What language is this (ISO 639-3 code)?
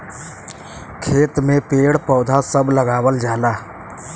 bho